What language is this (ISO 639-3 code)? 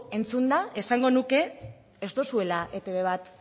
eus